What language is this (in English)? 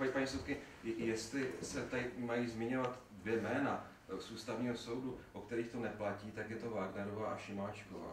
Czech